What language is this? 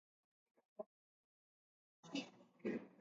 Basque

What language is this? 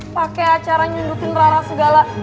Indonesian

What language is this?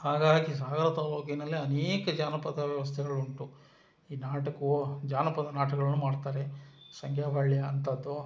Kannada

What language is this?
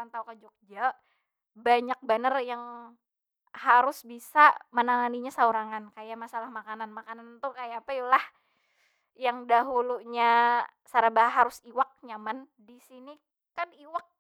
Banjar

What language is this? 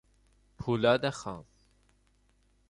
Persian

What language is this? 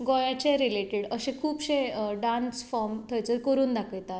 Konkani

